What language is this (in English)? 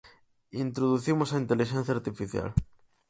Galician